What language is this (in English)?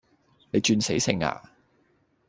Cantonese